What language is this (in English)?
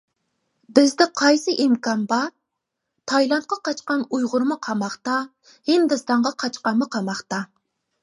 Uyghur